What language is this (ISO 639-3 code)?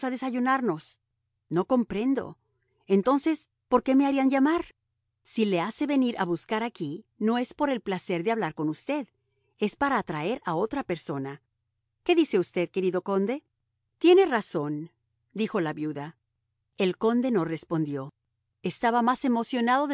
spa